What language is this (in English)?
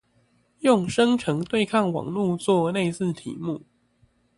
Chinese